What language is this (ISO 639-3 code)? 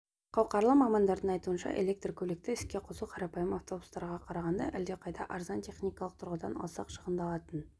kaz